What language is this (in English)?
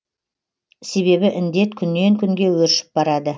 Kazakh